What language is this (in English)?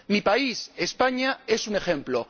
Spanish